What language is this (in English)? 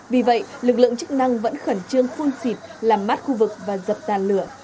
Vietnamese